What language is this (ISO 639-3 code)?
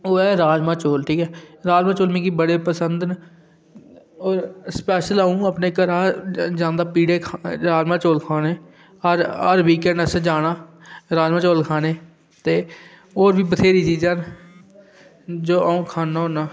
doi